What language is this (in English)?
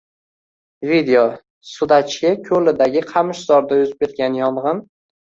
Uzbek